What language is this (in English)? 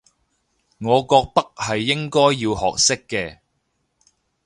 Cantonese